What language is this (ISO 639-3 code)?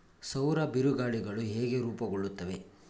kan